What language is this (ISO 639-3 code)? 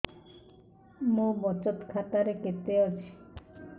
ori